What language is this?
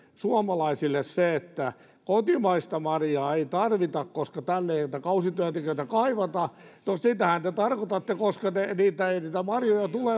Finnish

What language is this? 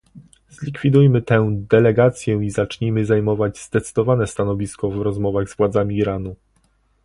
Polish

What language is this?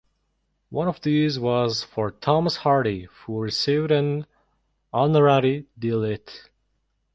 English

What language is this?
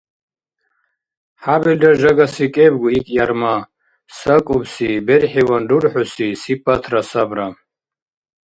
Dargwa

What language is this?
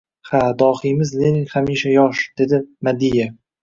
Uzbek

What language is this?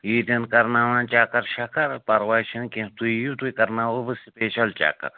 Kashmiri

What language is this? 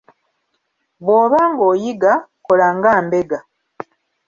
Ganda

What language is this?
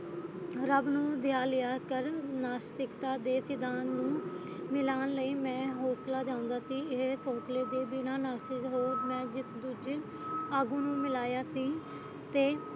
Punjabi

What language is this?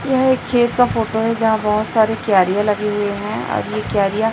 Hindi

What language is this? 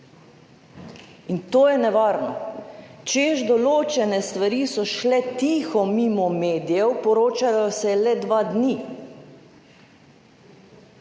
Slovenian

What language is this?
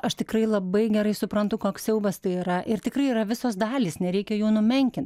Lithuanian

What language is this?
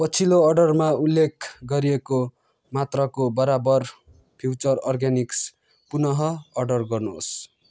Nepali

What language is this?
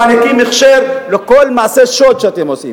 Hebrew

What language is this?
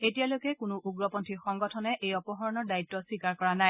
Assamese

